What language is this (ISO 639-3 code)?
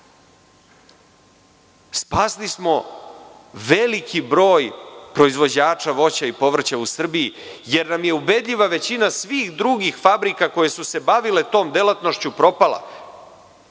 srp